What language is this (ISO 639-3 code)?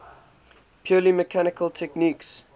eng